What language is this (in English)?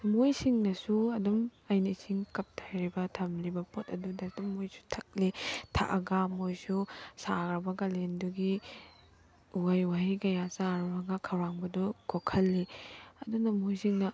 Manipuri